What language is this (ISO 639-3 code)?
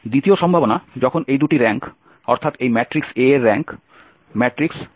ben